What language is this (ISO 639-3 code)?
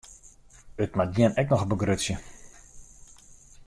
fry